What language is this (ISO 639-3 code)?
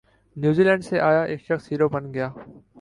urd